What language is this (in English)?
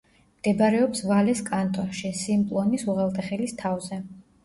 Georgian